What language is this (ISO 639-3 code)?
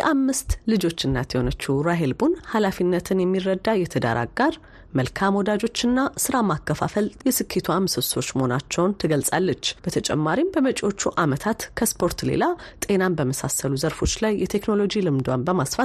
amh